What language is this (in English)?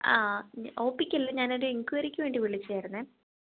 Malayalam